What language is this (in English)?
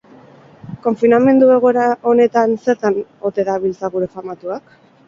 Basque